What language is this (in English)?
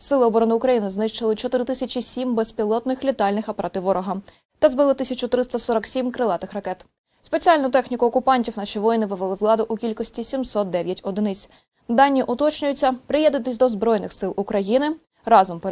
Ukrainian